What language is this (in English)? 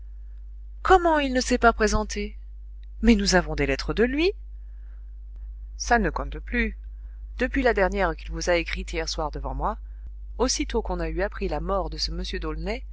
French